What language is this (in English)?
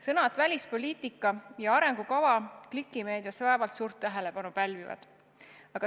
Estonian